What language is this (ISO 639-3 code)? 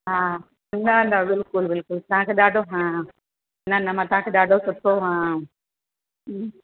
snd